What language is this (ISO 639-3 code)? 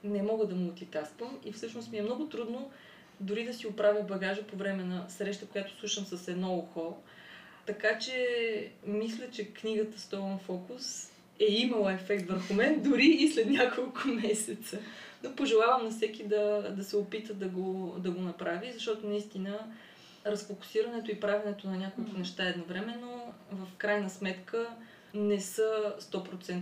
bul